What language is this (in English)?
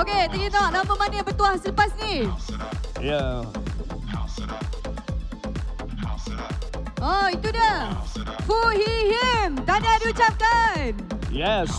Malay